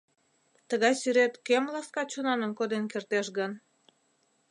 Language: Mari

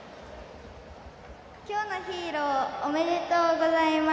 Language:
Japanese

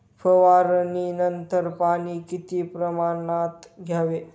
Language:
Marathi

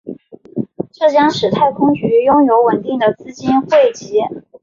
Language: Chinese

